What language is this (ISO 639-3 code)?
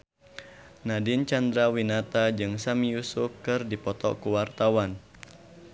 sun